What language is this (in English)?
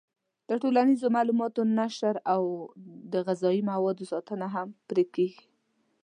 Pashto